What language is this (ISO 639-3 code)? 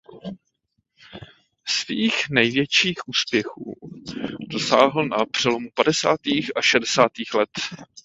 ces